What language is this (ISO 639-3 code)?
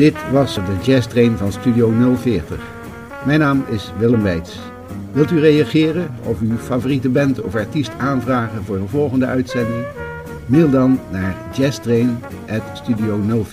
nld